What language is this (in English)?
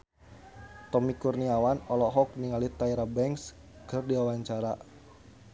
Sundanese